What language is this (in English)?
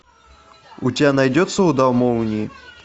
Russian